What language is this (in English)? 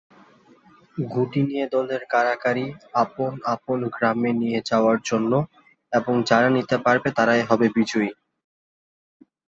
Bangla